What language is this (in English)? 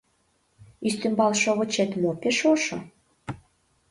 Mari